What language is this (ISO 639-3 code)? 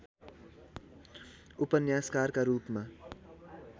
nep